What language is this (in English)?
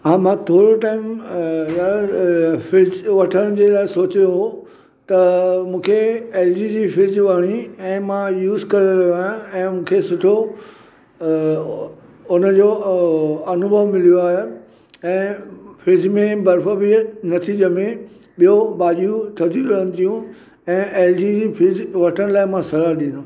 Sindhi